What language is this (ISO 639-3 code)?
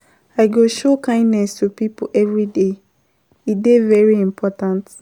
pcm